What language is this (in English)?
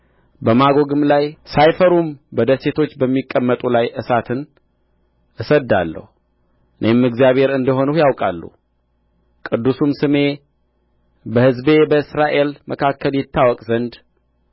Amharic